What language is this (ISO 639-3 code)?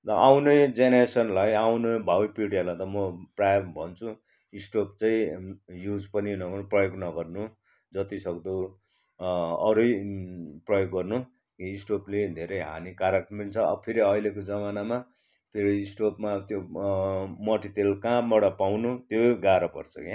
nep